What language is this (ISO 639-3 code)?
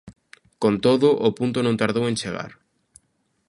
glg